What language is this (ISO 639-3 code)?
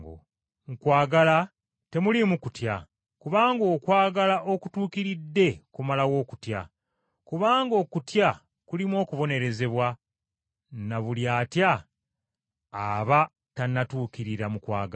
lug